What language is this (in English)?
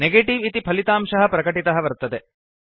Sanskrit